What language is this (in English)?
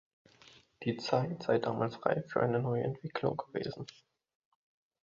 German